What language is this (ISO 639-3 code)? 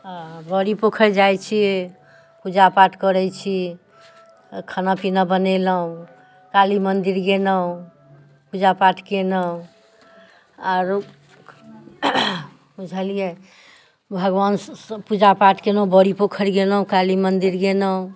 mai